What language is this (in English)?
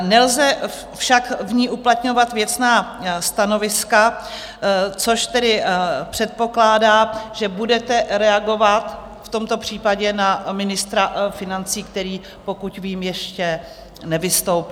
Czech